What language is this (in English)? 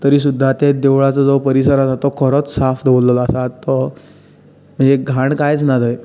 Konkani